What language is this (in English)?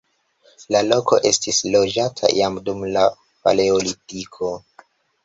Esperanto